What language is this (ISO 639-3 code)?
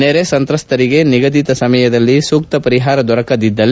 kan